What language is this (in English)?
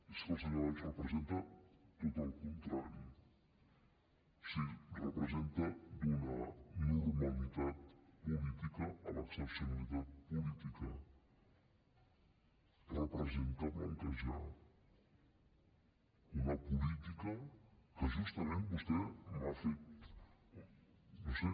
Catalan